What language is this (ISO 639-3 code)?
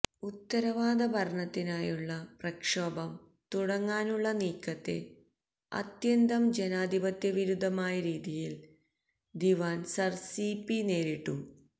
mal